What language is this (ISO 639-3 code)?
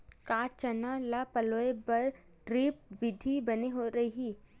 hne